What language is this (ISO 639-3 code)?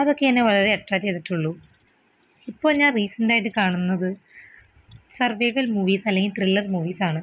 mal